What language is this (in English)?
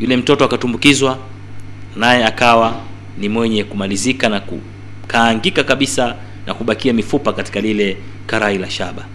Swahili